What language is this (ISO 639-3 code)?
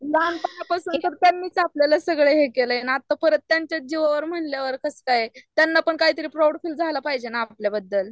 mar